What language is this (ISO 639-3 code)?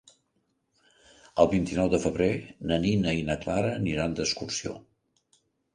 cat